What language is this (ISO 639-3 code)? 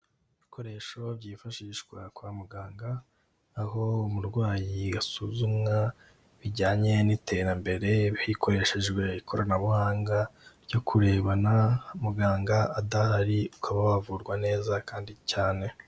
kin